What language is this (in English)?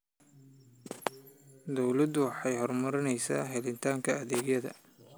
Somali